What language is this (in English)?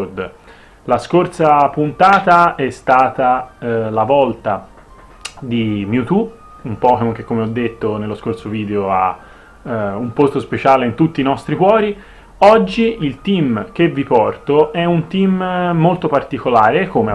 Italian